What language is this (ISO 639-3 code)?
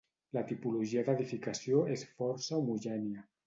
cat